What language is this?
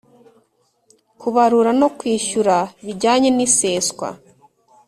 Kinyarwanda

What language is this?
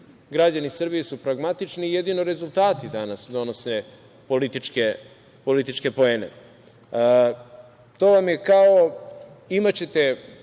Serbian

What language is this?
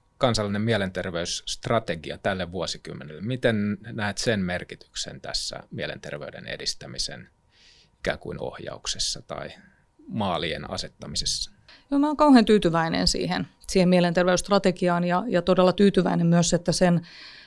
Finnish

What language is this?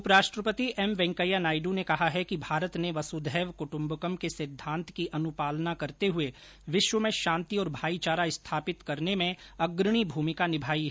Hindi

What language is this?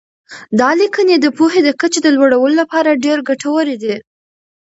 Pashto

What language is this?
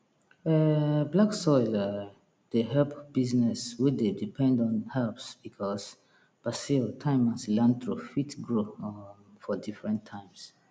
Nigerian Pidgin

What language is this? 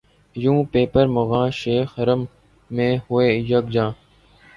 Urdu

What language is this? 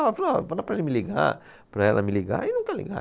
Portuguese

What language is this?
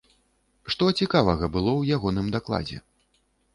Belarusian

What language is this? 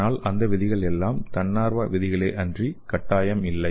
Tamil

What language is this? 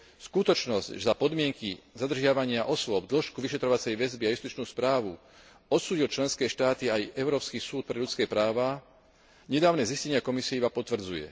Slovak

